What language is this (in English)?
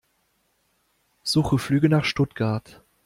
German